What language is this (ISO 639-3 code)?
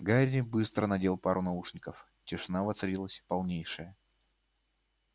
rus